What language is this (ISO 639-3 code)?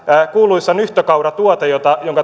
fin